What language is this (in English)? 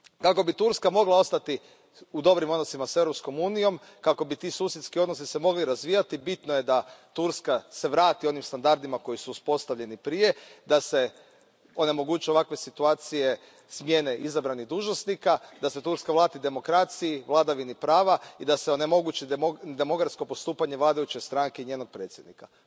Croatian